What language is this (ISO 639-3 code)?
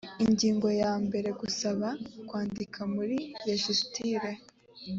kin